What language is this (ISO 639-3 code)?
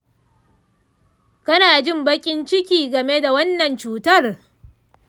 hau